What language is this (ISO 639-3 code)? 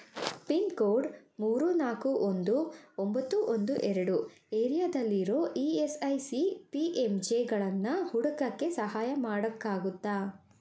kan